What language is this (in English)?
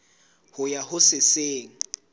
Southern Sotho